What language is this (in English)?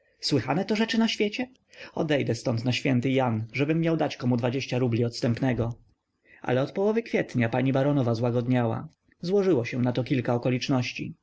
Polish